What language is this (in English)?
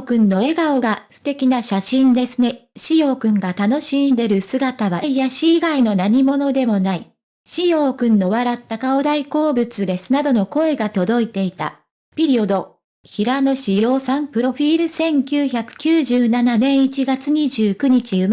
Japanese